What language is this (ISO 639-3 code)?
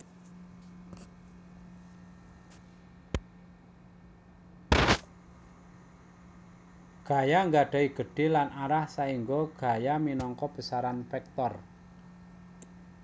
jav